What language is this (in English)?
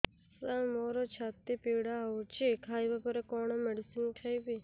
Odia